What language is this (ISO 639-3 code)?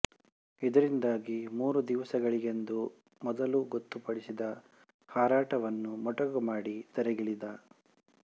kan